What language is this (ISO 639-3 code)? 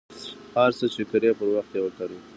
pus